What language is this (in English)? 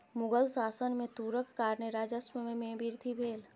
Maithili